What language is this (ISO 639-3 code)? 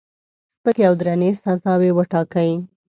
pus